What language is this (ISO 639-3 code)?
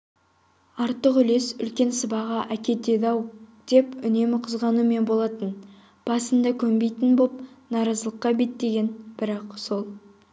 kaz